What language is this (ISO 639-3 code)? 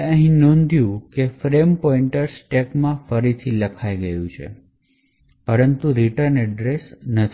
guj